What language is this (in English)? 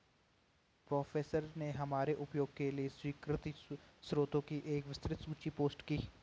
Hindi